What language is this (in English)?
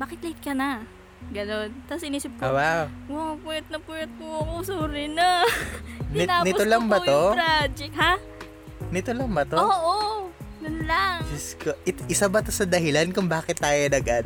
Filipino